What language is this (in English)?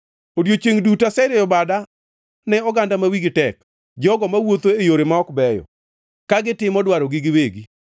Luo (Kenya and Tanzania)